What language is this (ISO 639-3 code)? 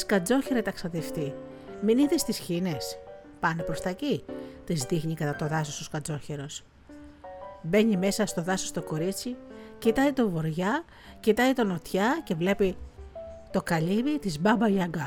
ell